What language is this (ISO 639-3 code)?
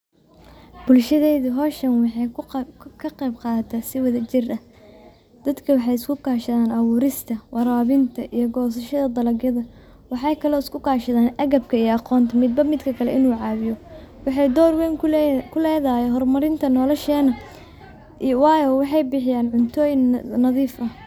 som